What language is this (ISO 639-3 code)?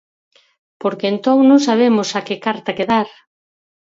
glg